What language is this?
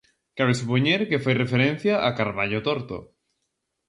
Galician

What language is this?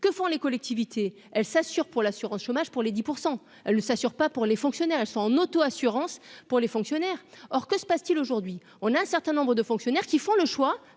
French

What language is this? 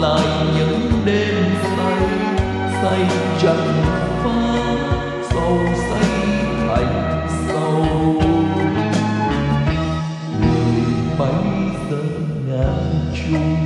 Vietnamese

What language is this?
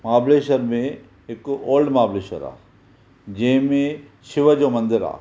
Sindhi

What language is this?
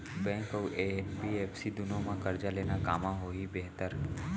Chhattisgarhi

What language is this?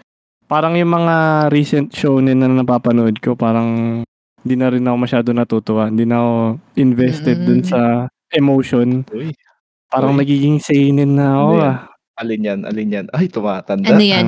Filipino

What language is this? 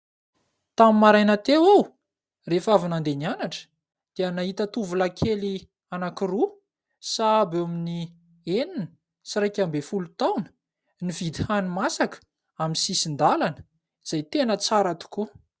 Malagasy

